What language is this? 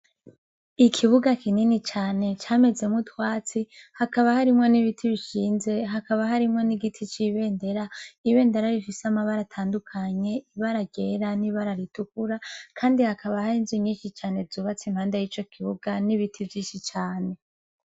Rundi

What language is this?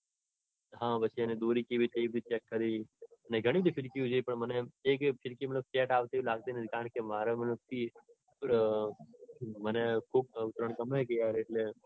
Gujarati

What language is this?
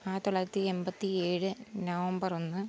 Malayalam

